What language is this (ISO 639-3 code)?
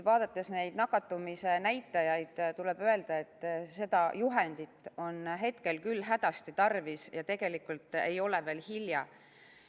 est